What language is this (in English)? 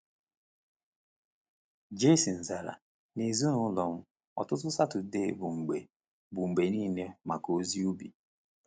Igbo